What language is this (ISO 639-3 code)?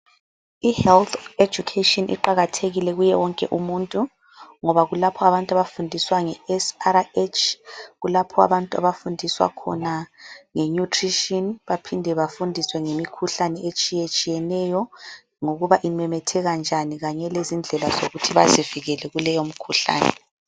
nde